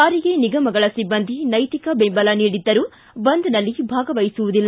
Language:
Kannada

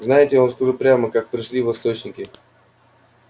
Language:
Russian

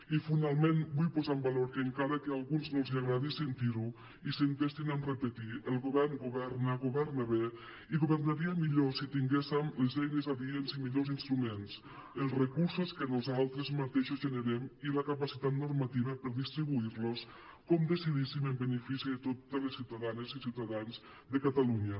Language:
Catalan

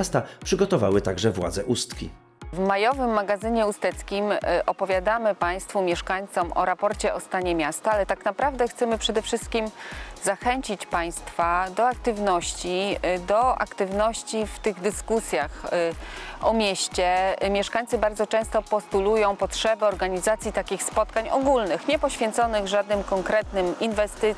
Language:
Polish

